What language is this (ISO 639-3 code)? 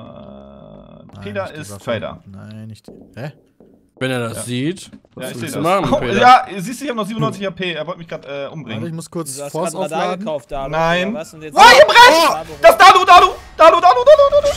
deu